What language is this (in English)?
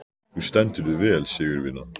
Icelandic